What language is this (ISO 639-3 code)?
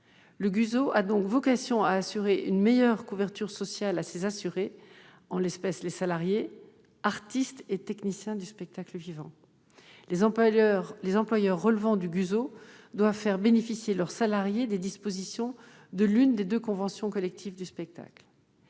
fra